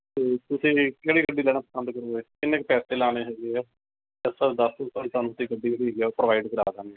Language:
Punjabi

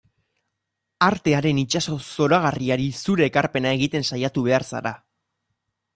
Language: Basque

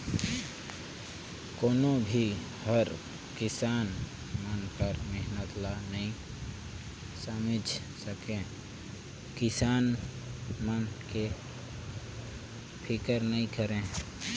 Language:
Chhattisgarhi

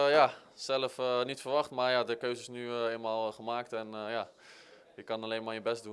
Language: Dutch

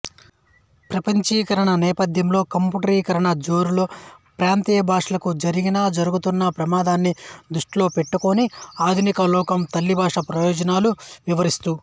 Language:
Telugu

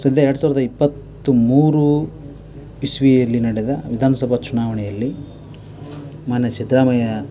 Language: Kannada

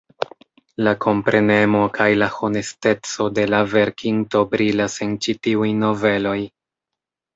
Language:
Esperanto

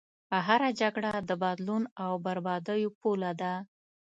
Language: Pashto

